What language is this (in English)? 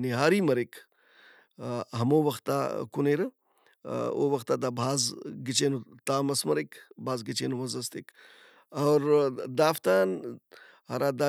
Brahui